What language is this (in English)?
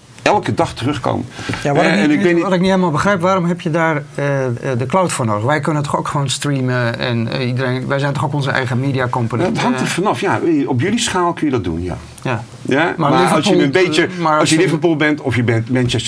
Dutch